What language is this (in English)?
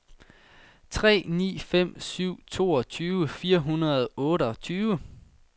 Danish